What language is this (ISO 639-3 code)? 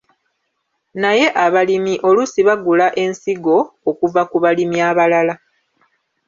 lug